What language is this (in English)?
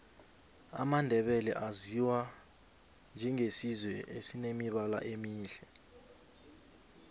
South Ndebele